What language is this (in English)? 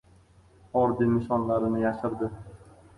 Uzbek